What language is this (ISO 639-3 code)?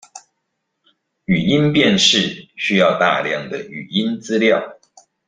zho